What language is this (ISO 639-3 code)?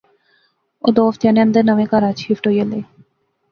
phr